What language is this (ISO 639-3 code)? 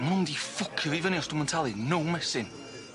cym